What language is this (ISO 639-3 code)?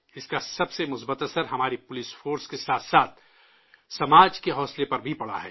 urd